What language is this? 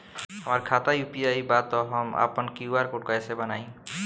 Bhojpuri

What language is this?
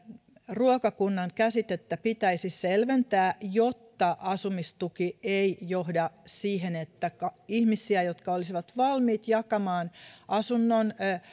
Finnish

